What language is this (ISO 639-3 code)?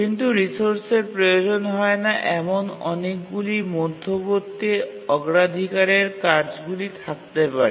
ben